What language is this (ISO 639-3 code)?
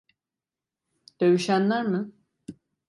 tur